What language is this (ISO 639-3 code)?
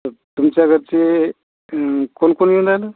mar